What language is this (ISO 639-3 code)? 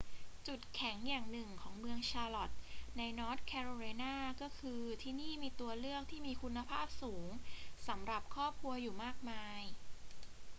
tha